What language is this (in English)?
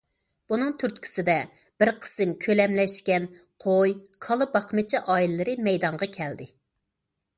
Uyghur